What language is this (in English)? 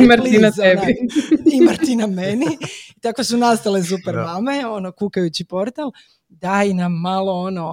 Croatian